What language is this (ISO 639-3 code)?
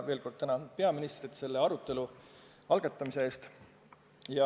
est